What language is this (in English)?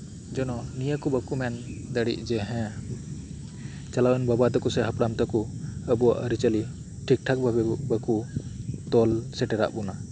Santali